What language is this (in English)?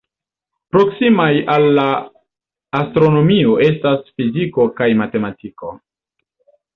Esperanto